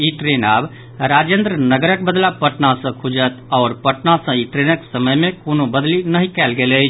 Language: Maithili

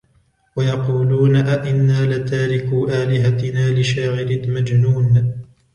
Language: Arabic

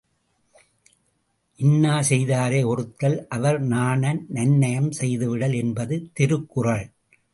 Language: Tamil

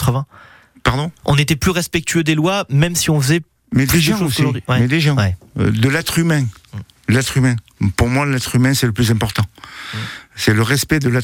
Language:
French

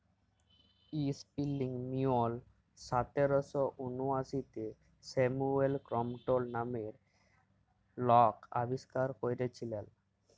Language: Bangla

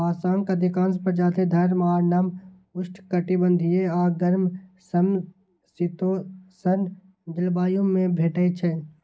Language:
Maithili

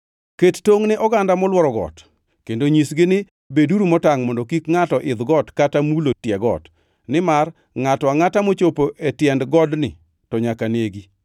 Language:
Luo (Kenya and Tanzania)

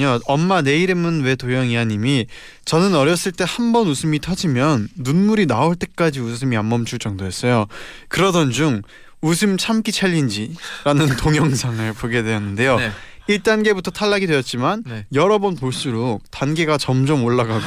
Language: Korean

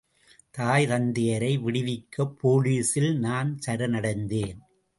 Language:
Tamil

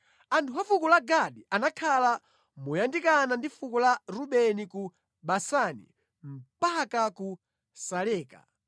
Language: Nyanja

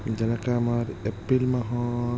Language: Assamese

